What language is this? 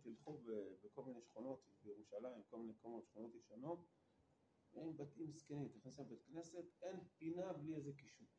Hebrew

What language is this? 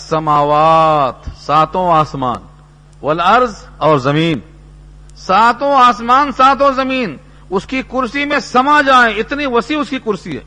Urdu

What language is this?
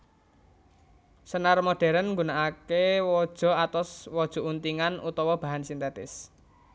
Javanese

